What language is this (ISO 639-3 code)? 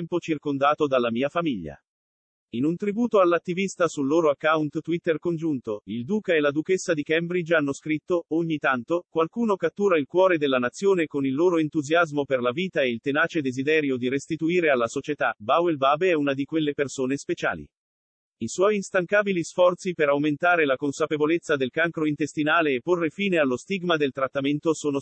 ita